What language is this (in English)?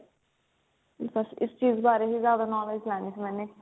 Punjabi